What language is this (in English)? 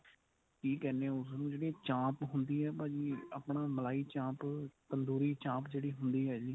Punjabi